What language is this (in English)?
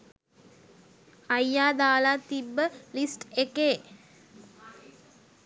Sinhala